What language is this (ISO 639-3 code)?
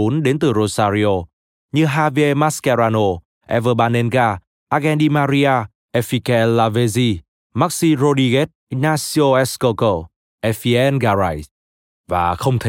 vie